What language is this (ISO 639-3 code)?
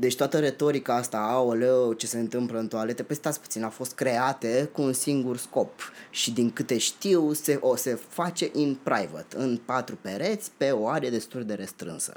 ron